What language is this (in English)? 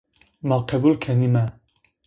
Zaza